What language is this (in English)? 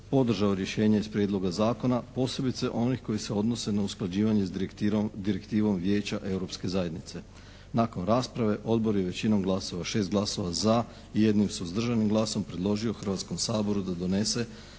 Croatian